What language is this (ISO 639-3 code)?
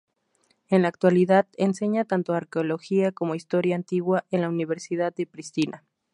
spa